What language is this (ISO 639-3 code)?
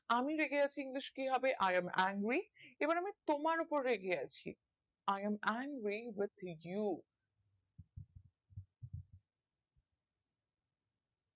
ben